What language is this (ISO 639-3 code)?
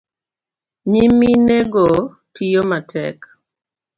luo